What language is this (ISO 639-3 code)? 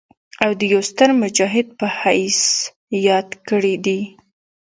pus